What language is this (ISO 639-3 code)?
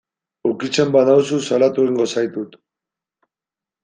eus